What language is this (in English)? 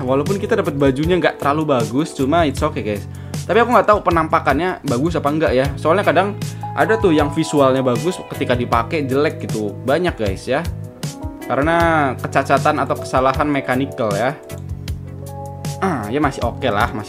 Indonesian